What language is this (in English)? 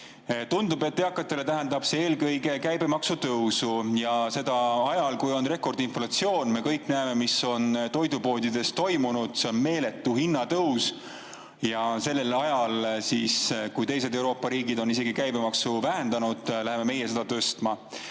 Estonian